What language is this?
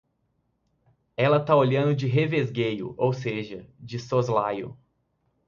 Portuguese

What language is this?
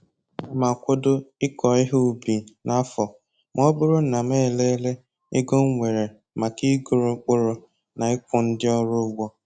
Igbo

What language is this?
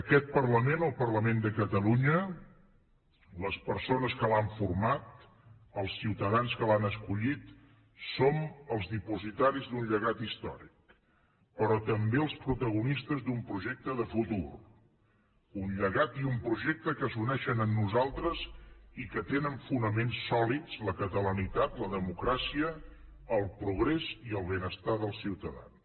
Catalan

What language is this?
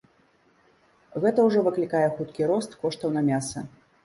Belarusian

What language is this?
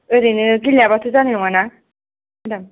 Bodo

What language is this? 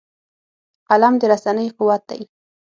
Pashto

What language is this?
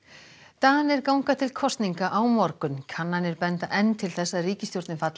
Icelandic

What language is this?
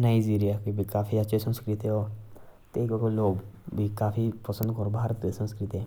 Jaunsari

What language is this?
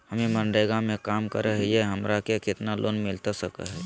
Magahi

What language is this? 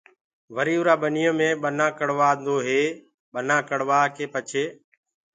Gurgula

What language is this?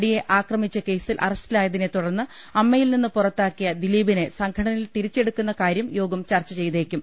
Malayalam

